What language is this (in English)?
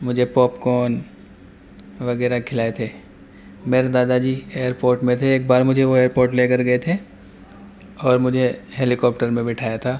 Urdu